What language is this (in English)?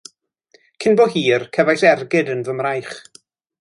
Welsh